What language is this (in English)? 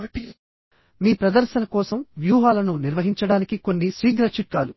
Telugu